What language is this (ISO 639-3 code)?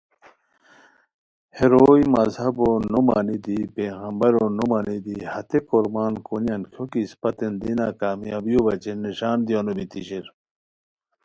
khw